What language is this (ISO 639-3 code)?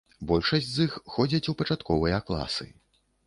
bel